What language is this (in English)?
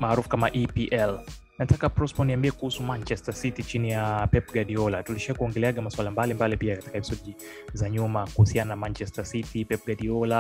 Swahili